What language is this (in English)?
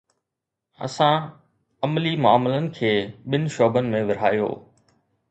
Sindhi